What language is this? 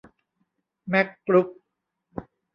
Thai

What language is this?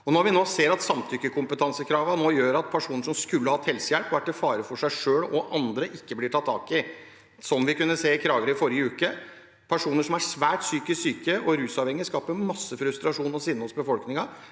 Norwegian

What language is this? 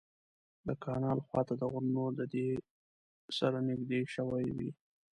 Pashto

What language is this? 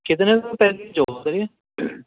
Urdu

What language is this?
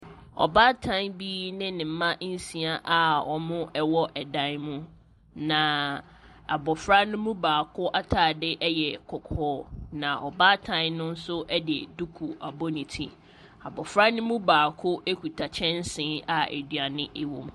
Akan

